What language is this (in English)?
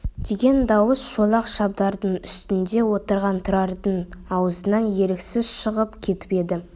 Kazakh